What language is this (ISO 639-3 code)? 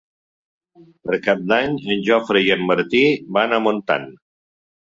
cat